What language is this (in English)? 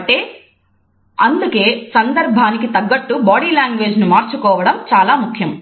Telugu